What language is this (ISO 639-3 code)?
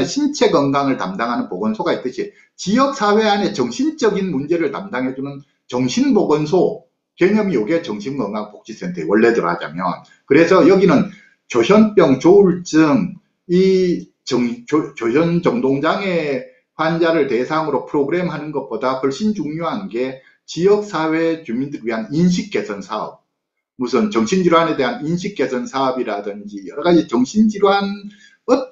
kor